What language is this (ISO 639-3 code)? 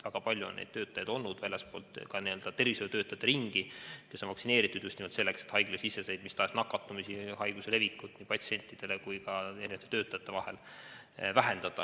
est